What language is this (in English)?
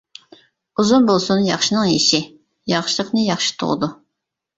Uyghur